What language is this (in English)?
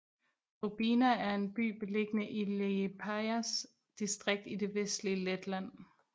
Danish